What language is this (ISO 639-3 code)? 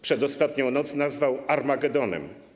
pol